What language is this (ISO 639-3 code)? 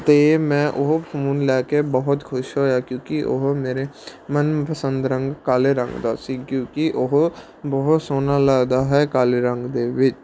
pan